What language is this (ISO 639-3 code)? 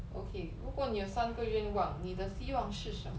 eng